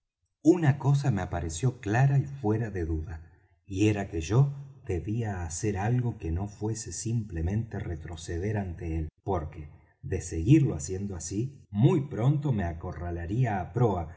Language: Spanish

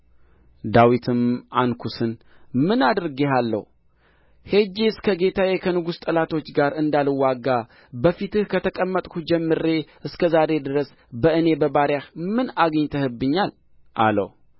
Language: Amharic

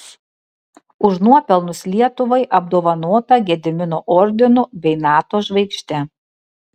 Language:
Lithuanian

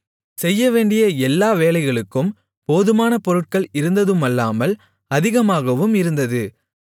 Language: Tamil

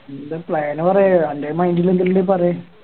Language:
Malayalam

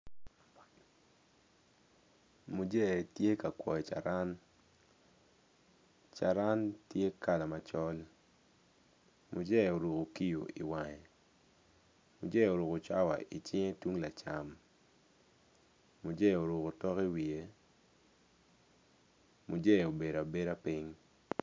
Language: Acoli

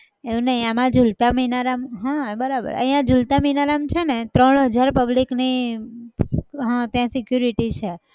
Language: Gujarati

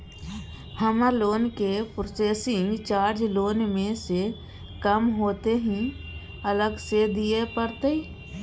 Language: Maithili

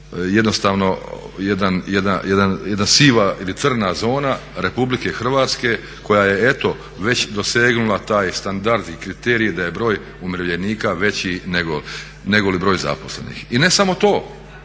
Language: Croatian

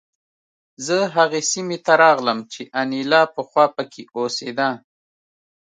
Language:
Pashto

